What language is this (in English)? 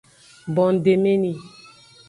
Aja (Benin)